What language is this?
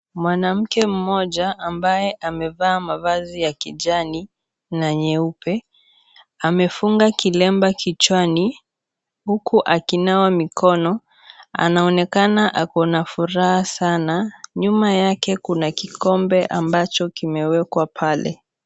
Swahili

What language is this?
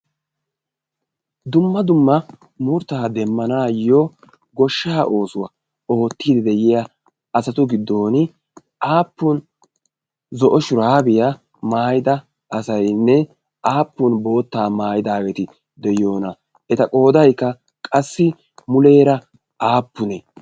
Wolaytta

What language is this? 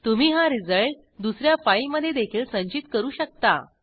Marathi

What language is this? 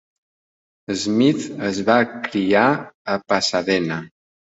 Catalan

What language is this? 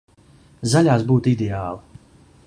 Latvian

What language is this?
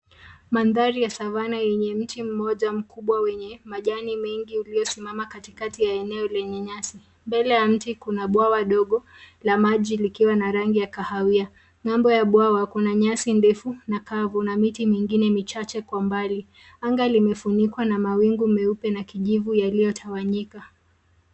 Swahili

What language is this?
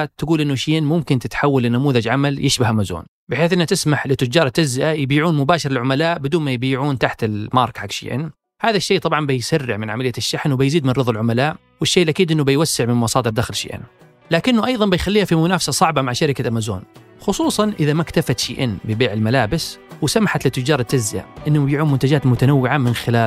Arabic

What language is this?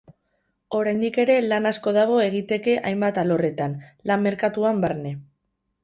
Basque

